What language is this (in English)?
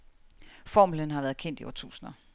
Danish